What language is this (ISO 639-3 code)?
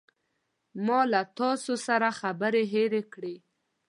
pus